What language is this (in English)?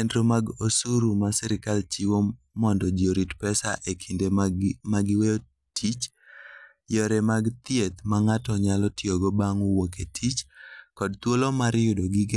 Luo (Kenya and Tanzania)